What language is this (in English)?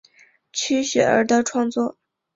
Chinese